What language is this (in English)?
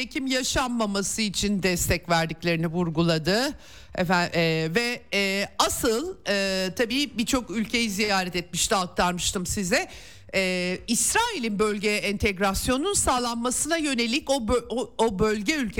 Turkish